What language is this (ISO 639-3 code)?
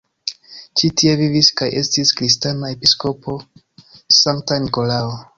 epo